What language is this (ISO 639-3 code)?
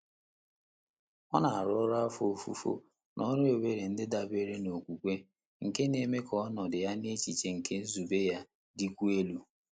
ibo